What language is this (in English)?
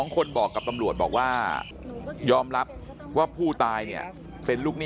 Thai